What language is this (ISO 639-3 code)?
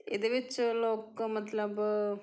pan